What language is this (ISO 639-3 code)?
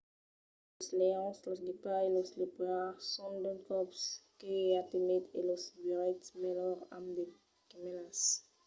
oci